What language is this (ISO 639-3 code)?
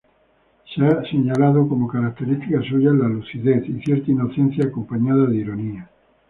spa